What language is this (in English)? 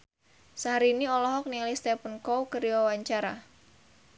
Sundanese